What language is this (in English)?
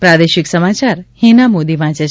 Gujarati